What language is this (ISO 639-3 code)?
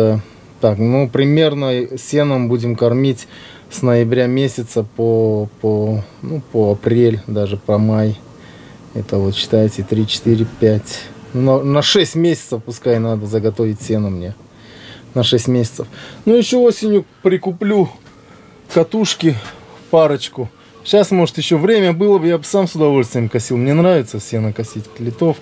rus